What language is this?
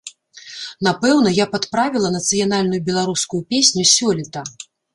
Belarusian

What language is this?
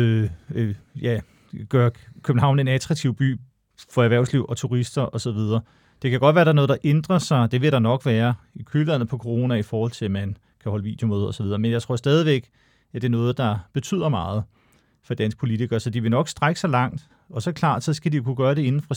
Danish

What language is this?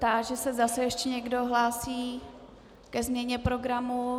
Czech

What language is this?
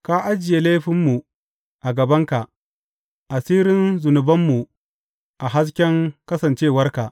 Hausa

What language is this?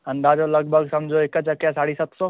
Sindhi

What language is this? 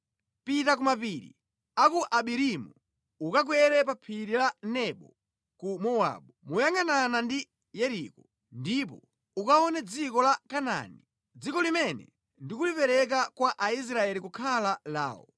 Nyanja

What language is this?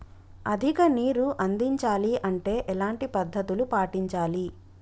Telugu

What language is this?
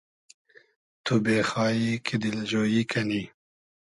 Hazaragi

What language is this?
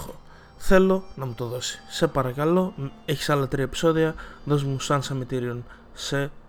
Greek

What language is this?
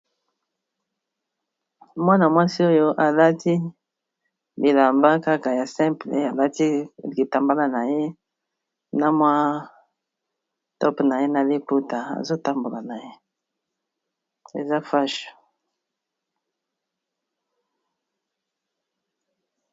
Lingala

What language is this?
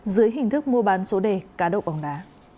Vietnamese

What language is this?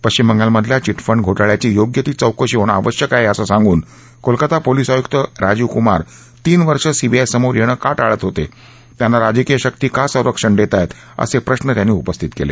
Marathi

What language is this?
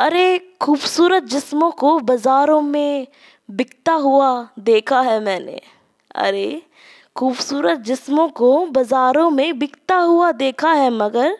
Hindi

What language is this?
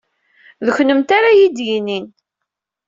Kabyle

